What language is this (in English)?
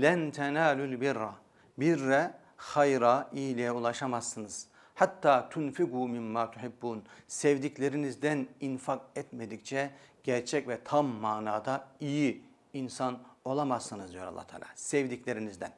Turkish